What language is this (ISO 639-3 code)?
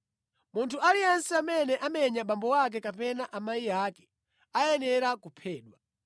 nya